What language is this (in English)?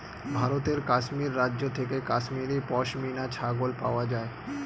Bangla